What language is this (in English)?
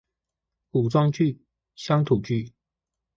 Chinese